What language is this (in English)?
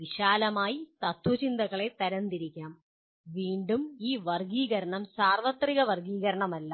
Malayalam